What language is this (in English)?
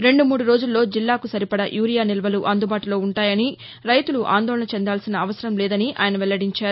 Telugu